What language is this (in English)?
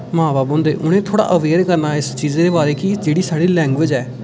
Dogri